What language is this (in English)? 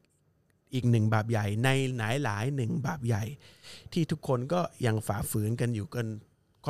Thai